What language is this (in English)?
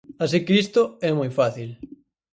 Galician